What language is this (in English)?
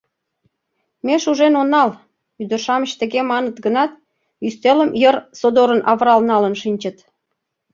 Mari